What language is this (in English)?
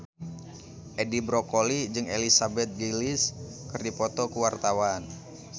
Sundanese